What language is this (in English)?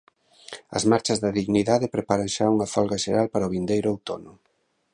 Galician